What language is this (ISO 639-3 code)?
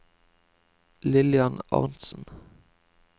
nor